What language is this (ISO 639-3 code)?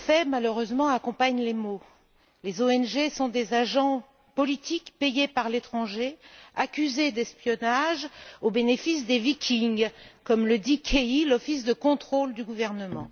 fra